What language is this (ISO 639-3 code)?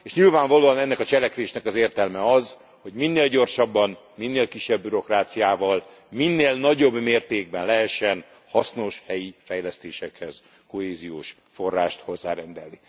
hun